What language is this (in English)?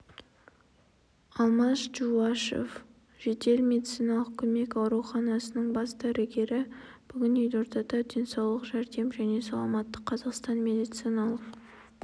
Kazakh